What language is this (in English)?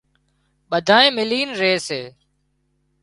Wadiyara Koli